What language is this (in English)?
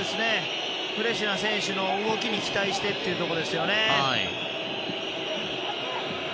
Japanese